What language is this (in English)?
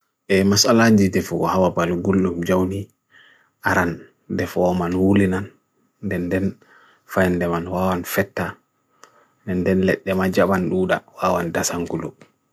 Bagirmi Fulfulde